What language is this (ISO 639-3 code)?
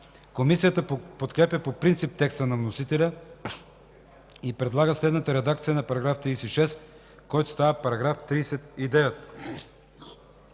bul